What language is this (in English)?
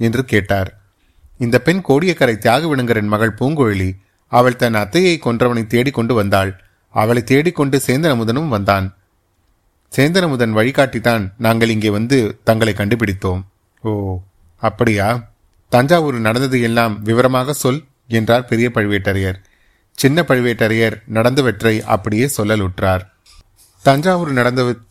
Tamil